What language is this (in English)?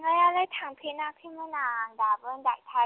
Bodo